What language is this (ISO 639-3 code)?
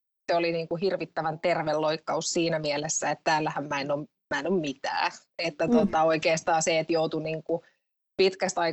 fin